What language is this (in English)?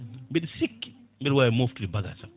Fula